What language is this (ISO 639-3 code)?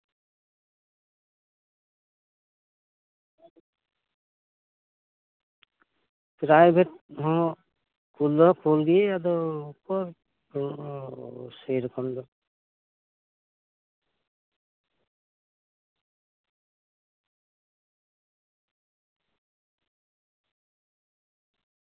sat